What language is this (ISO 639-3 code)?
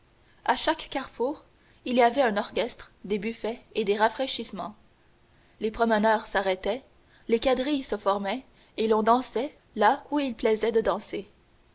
fra